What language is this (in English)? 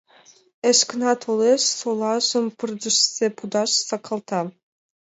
Mari